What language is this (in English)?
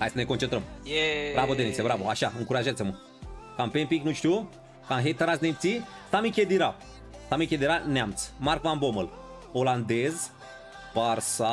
Romanian